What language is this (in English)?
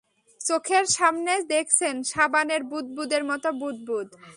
Bangla